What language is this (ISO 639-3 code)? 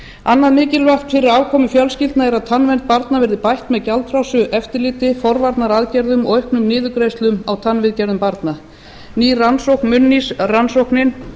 isl